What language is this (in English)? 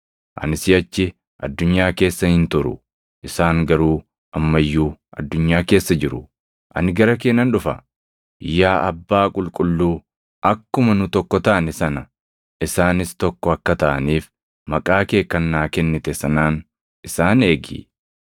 Oromo